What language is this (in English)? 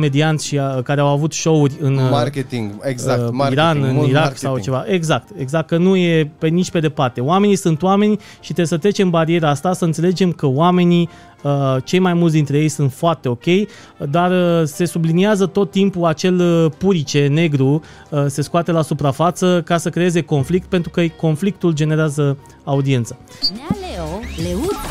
Romanian